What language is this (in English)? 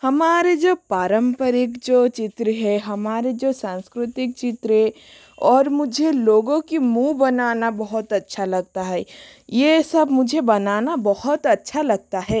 Hindi